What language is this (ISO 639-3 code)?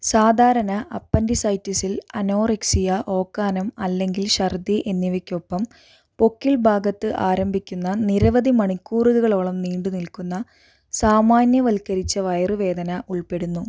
mal